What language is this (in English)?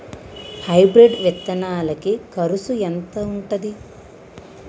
Telugu